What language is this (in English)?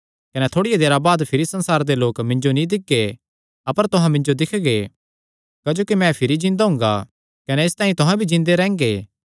Kangri